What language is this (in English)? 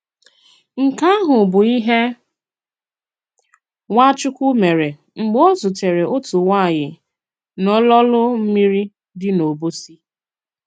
Igbo